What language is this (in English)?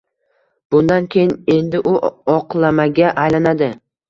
Uzbek